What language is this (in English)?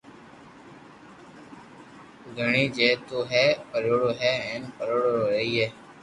Loarki